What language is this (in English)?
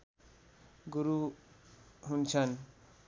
Nepali